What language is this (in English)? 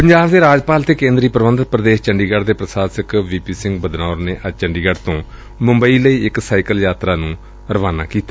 Punjabi